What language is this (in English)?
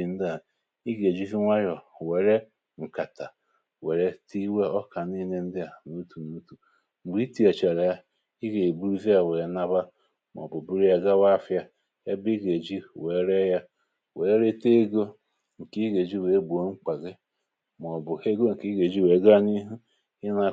Igbo